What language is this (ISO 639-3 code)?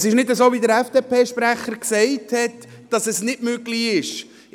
gsw